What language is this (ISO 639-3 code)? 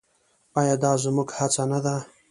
pus